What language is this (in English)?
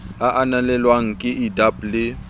Southern Sotho